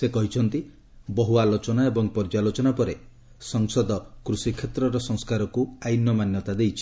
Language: Odia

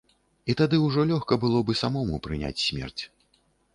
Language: Belarusian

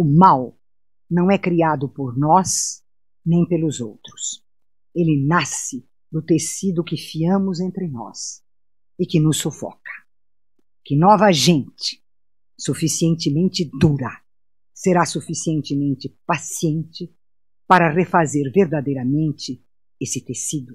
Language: Portuguese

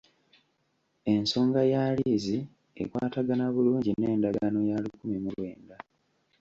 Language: Ganda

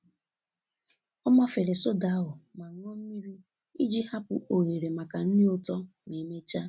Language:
Igbo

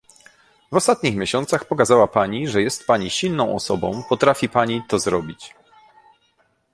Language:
Polish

